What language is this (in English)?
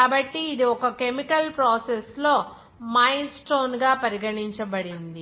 Telugu